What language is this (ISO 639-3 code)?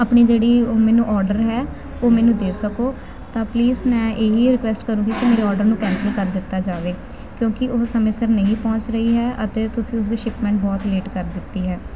pan